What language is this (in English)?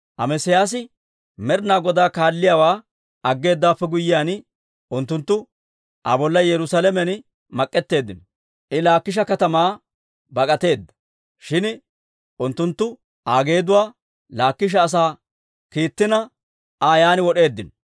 Dawro